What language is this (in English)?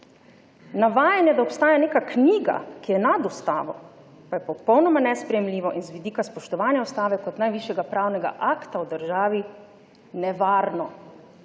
Slovenian